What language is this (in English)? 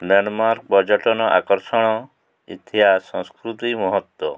Odia